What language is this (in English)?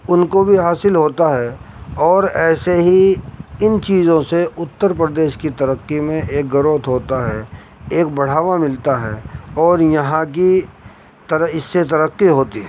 Urdu